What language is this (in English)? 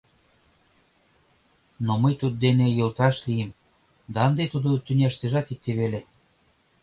Mari